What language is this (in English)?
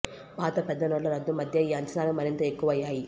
Telugu